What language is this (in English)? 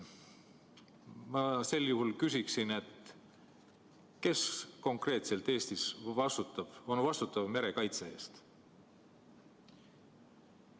Estonian